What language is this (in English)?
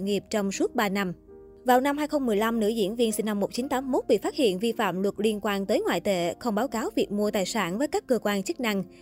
Vietnamese